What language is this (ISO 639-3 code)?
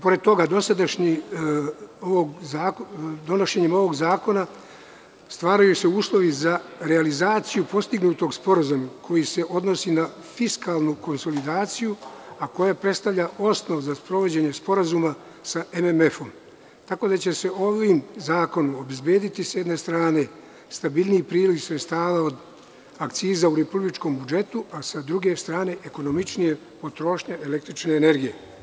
srp